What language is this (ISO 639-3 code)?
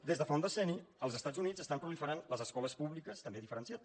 cat